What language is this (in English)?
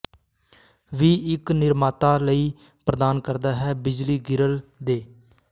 Punjabi